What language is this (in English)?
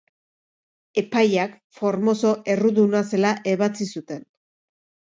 Basque